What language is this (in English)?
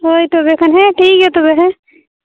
Santali